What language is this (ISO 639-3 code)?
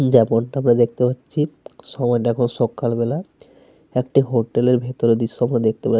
ben